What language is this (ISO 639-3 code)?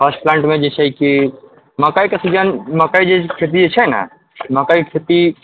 mai